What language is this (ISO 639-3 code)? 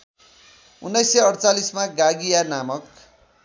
nep